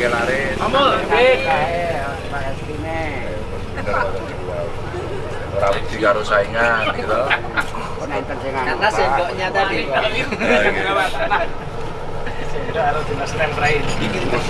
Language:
Indonesian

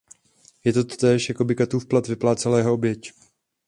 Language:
Czech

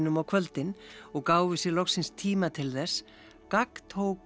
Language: Icelandic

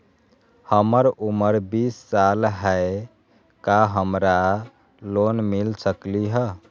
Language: Magahi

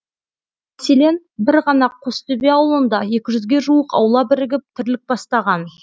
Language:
Kazakh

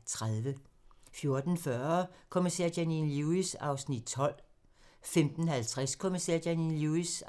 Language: Danish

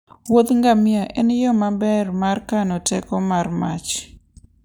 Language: Luo (Kenya and Tanzania)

